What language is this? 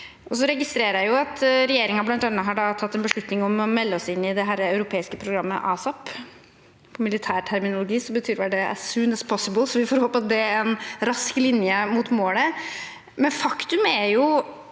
Norwegian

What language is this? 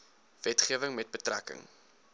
Afrikaans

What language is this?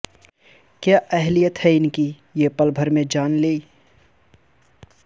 Urdu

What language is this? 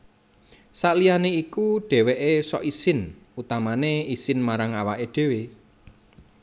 Javanese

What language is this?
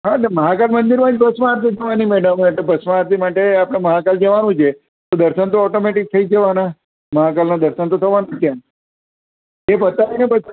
Gujarati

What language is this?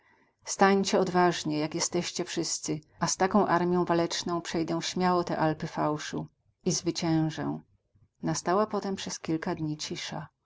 Polish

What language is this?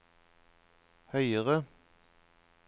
Norwegian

